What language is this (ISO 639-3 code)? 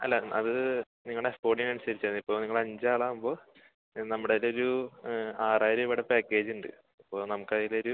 mal